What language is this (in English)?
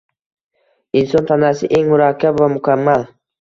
Uzbek